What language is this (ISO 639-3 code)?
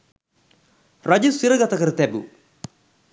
sin